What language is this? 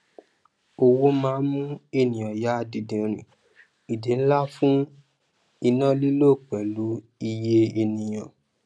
Yoruba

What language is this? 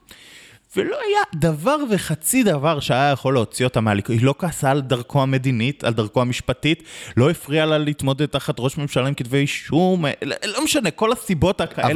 Hebrew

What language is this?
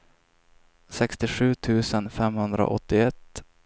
Swedish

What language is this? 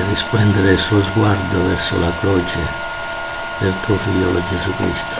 Italian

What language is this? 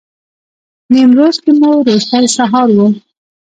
Pashto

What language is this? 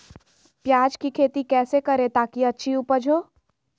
Magahi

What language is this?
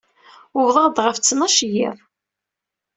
Kabyle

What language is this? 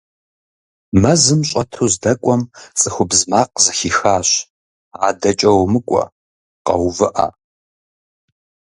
Kabardian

